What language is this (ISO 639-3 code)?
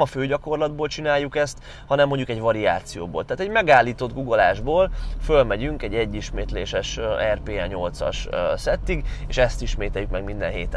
hun